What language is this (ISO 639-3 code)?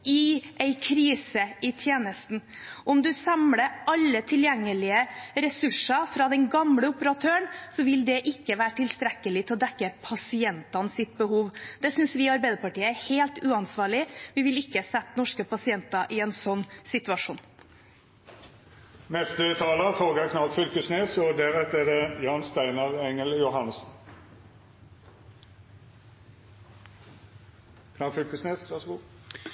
nor